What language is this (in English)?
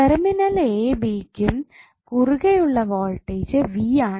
Malayalam